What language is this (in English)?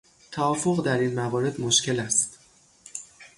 Persian